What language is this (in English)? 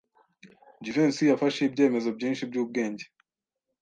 Kinyarwanda